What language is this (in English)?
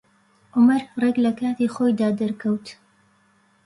Central Kurdish